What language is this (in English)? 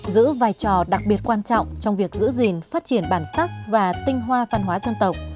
Vietnamese